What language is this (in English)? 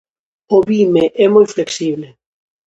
Galician